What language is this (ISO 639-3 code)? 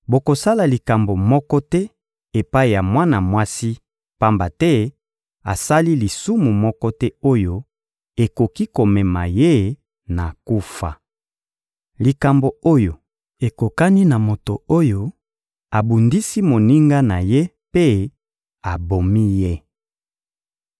lin